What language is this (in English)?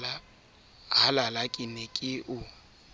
Southern Sotho